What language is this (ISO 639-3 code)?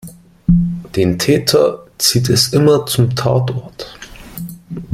deu